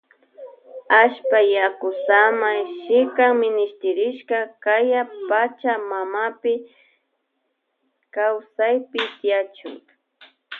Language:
Loja Highland Quichua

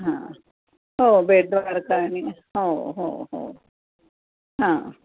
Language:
Marathi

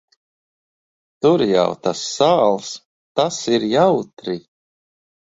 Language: Latvian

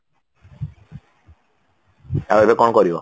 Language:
Odia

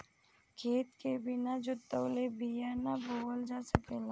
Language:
Bhojpuri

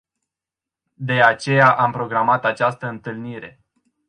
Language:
Romanian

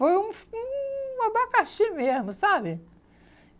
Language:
Portuguese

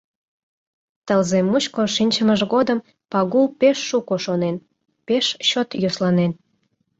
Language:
Mari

